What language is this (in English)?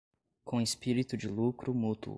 Portuguese